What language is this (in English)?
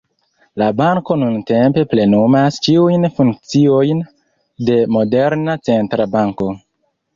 Esperanto